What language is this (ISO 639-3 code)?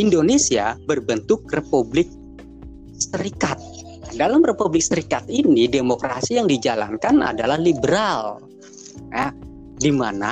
ind